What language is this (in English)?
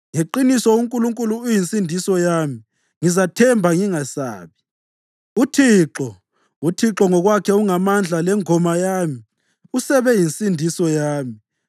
North Ndebele